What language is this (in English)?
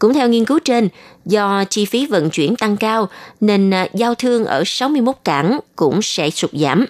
Vietnamese